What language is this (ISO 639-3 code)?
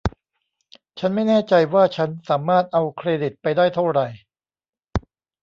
tha